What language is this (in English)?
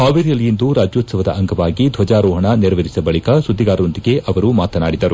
Kannada